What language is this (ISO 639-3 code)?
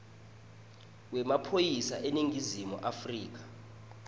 ssw